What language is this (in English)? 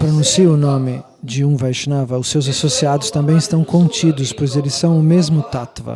Portuguese